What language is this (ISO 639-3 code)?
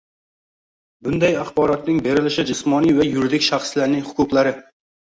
uzb